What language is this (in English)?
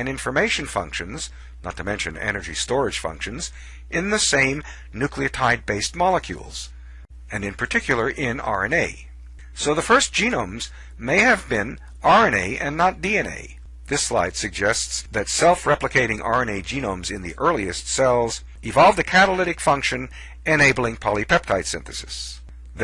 English